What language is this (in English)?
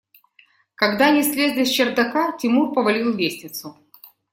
Russian